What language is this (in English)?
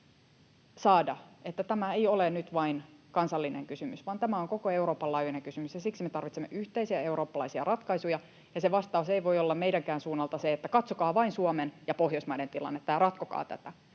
Finnish